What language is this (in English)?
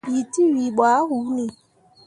Mundang